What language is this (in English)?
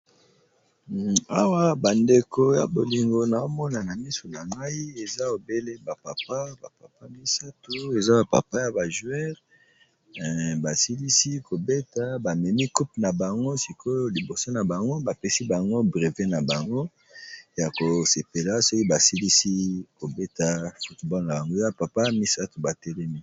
Lingala